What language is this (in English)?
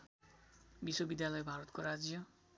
Nepali